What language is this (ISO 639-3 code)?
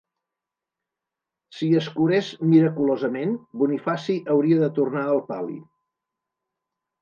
cat